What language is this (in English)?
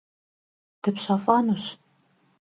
Kabardian